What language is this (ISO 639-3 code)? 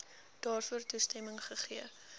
afr